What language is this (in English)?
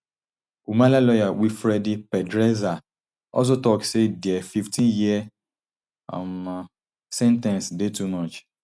Nigerian Pidgin